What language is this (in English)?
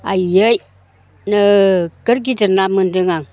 Bodo